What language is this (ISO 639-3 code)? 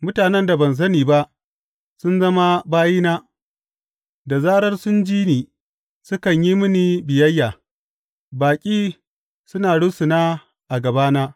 hau